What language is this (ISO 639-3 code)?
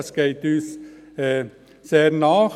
gsw